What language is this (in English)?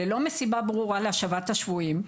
Hebrew